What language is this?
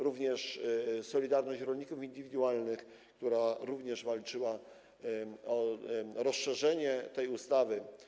Polish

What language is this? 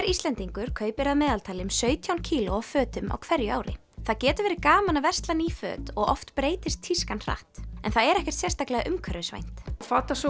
Icelandic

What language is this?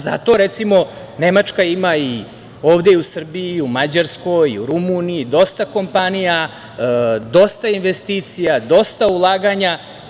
Serbian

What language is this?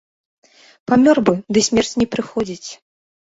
Belarusian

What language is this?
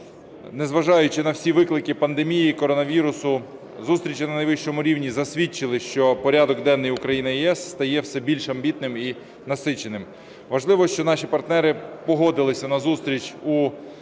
Ukrainian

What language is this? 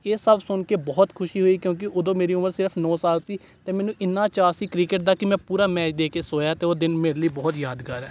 Punjabi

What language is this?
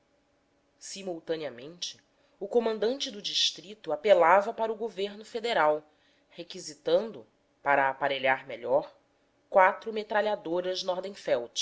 Portuguese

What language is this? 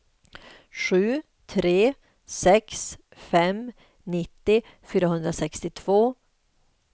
Swedish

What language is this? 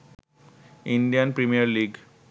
Bangla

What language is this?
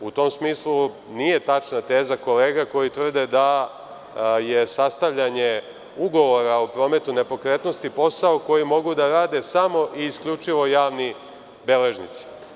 Serbian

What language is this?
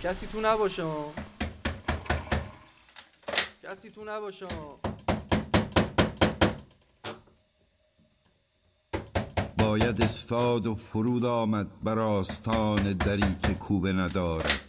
Persian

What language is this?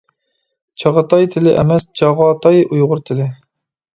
Uyghur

